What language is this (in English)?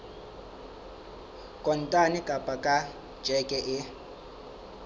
Southern Sotho